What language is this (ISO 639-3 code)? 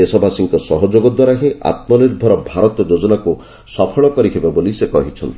ori